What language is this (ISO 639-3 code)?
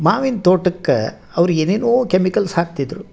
kan